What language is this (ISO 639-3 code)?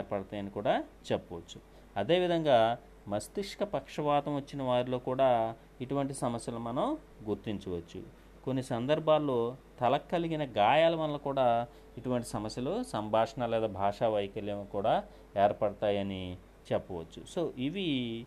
tel